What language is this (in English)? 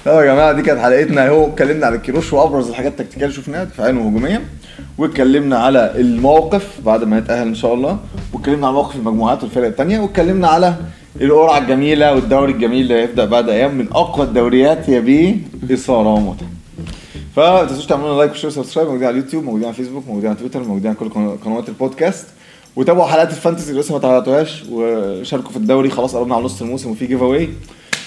Arabic